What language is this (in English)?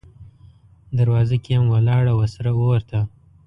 Pashto